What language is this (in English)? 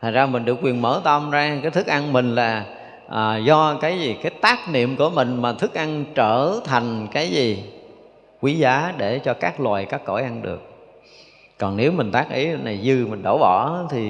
Vietnamese